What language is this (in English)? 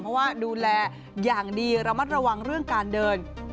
Thai